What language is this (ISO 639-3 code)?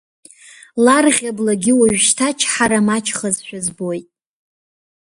abk